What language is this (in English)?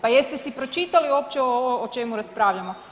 Croatian